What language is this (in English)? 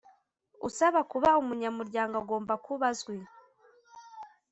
Kinyarwanda